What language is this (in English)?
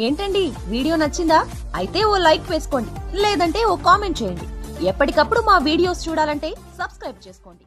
Telugu